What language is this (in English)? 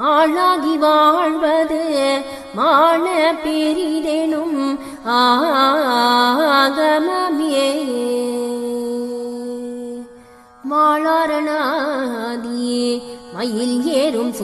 Arabic